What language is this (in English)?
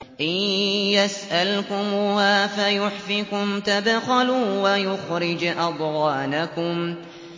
Arabic